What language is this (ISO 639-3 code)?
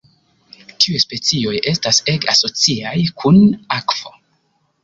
epo